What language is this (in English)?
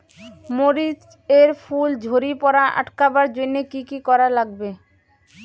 Bangla